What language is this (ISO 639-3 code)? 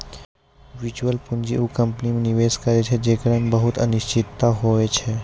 mai